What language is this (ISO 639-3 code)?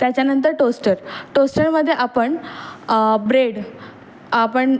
mar